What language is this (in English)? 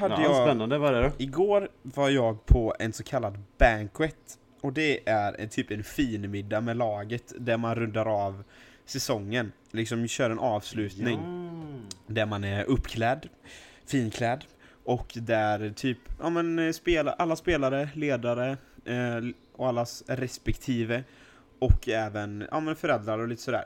Swedish